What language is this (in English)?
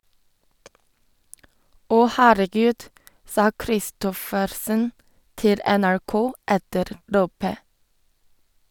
Norwegian